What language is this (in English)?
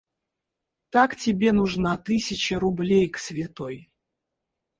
Russian